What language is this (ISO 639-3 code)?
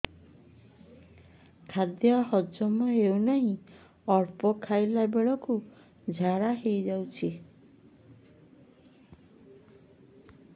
ori